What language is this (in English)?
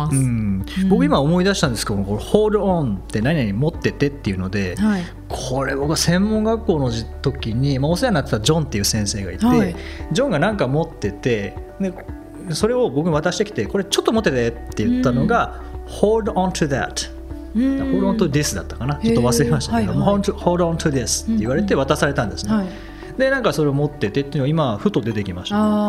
Japanese